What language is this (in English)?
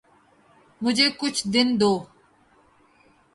Urdu